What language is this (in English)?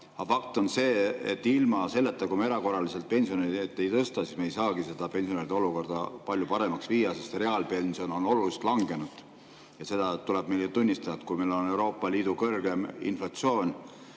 Estonian